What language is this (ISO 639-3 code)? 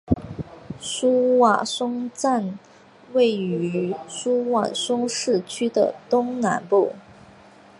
zho